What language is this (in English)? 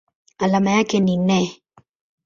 Swahili